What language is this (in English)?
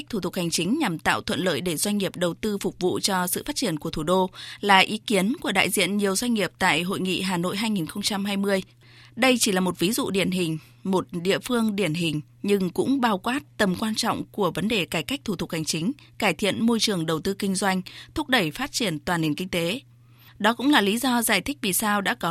Vietnamese